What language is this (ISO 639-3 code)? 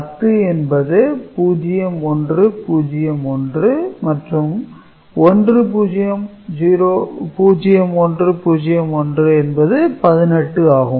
tam